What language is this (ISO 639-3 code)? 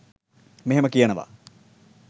sin